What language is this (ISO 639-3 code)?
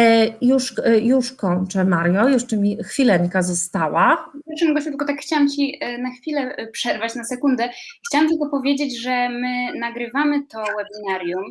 pol